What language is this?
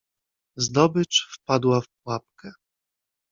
Polish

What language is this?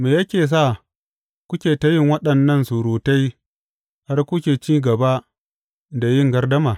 Hausa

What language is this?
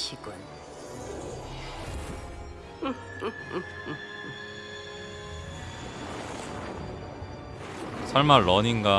Korean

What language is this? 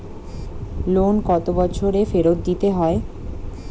Bangla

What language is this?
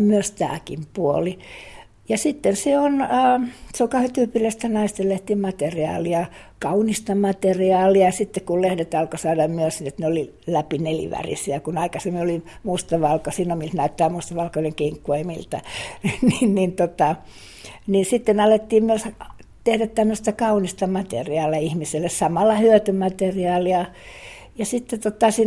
Finnish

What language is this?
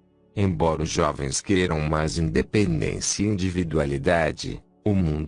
Portuguese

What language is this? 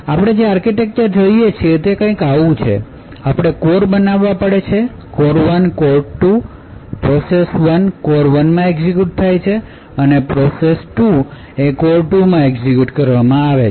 Gujarati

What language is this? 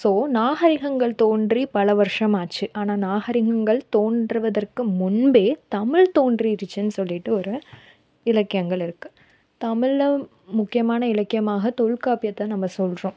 Tamil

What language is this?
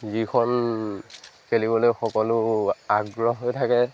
Assamese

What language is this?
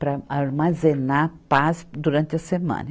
Portuguese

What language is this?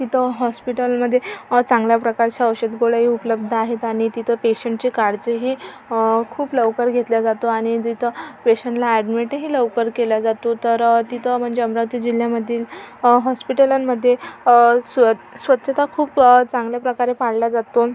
Marathi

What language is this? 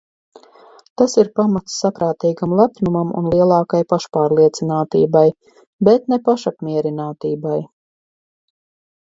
Latvian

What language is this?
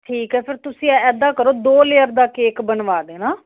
Punjabi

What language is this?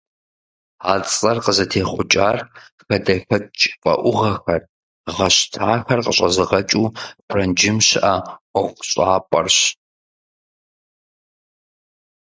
Kabardian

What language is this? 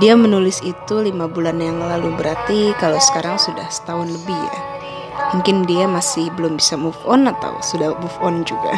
Indonesian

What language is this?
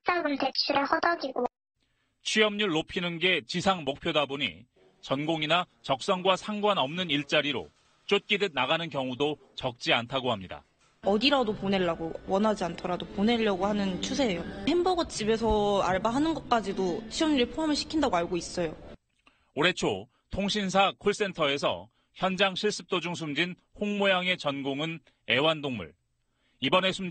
Korean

